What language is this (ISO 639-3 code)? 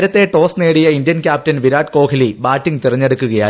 mal